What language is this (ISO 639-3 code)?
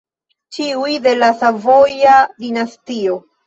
epo